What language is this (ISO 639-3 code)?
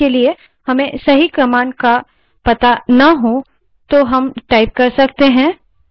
hin